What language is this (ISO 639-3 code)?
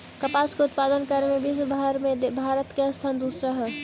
mag